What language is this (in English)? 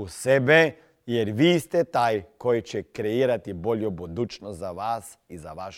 Croatian